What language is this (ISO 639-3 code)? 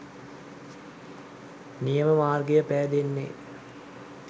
sin